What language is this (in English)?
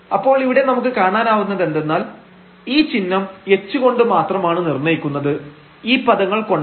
Malayalam